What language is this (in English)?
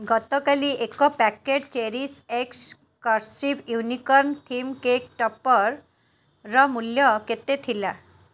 Odia